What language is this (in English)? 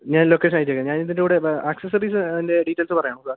Malayalam